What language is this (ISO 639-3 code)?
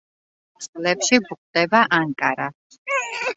kat